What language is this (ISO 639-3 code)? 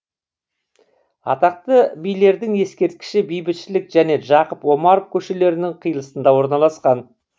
kaz